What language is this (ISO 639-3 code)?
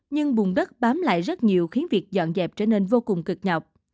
vie